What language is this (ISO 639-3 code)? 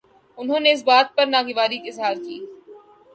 urd